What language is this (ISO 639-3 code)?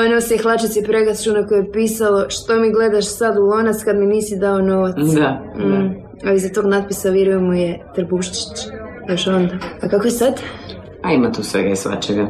hrv